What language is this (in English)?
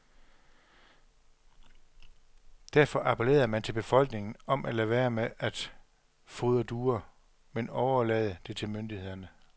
Danish